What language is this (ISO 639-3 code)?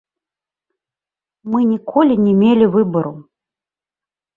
bel